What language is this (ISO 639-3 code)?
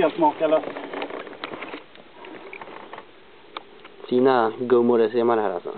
swe